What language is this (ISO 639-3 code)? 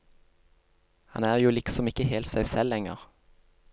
nor